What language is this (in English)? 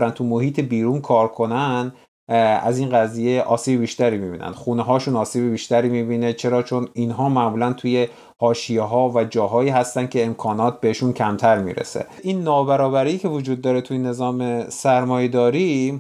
Persian